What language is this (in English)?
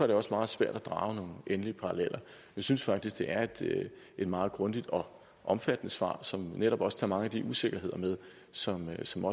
Danish